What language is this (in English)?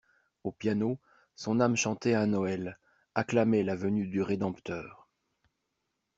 French